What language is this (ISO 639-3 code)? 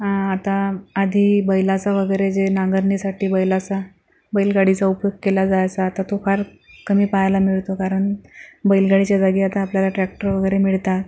mar